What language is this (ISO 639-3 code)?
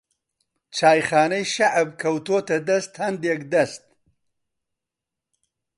ckb